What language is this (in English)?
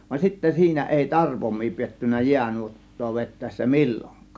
Finnish